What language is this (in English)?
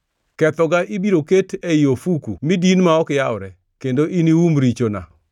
Luo (Kenya and Tanzania)